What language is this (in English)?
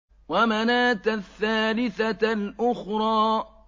Arabic